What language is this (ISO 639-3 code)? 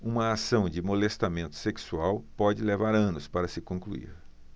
por